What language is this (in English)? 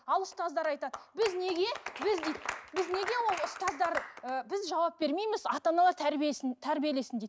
Kazakh